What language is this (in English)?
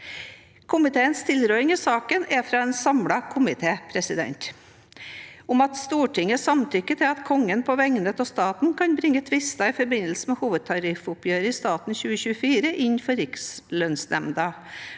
Norwegian